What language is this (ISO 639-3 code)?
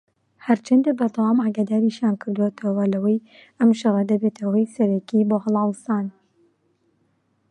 ckb